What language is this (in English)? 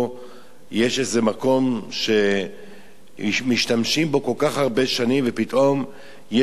Hebrew